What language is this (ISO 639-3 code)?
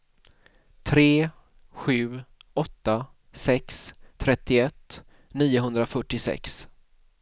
swe